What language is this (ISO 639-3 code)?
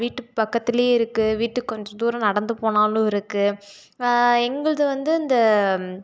tam